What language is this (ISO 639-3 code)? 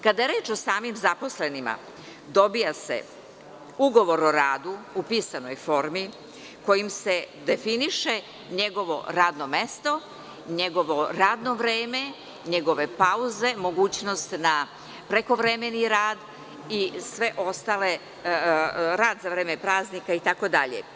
srp